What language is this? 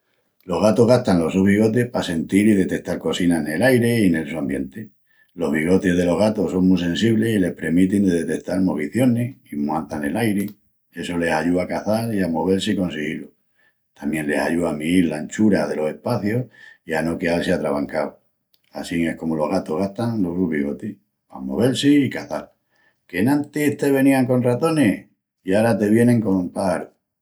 Extremaduran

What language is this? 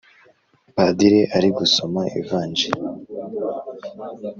Kinyarwanda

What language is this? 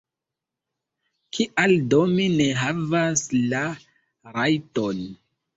Esperanto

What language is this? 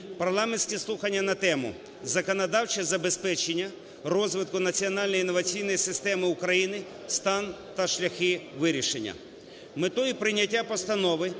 Ukrainian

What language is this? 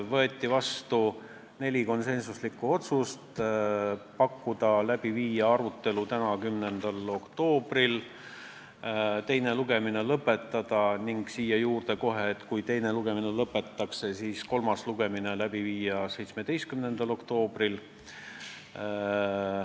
Estonian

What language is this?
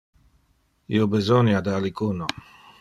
Interlingua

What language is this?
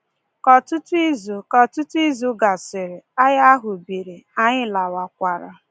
Igbo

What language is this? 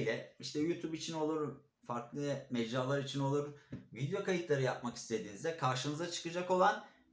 Turkish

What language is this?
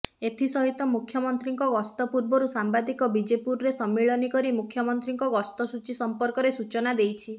Odia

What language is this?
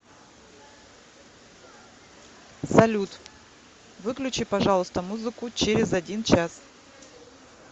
Russian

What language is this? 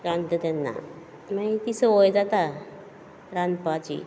Konkani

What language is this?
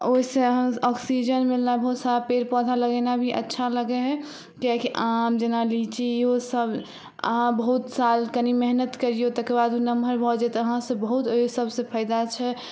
Maithili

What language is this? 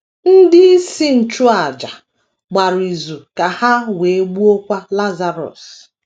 Igbo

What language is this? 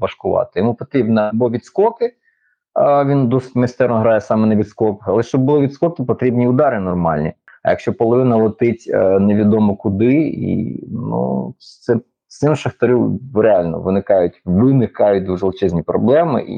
Ukrainian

